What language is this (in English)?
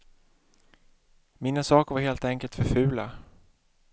Swedish